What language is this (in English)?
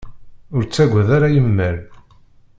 Kabyle